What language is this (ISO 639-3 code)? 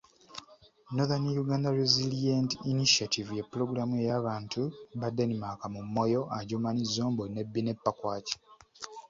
lug